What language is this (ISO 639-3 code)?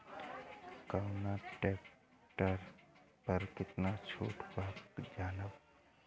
bho